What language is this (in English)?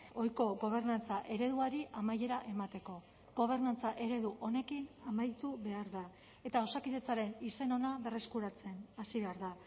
Basque